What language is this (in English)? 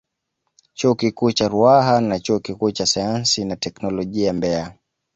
Swahili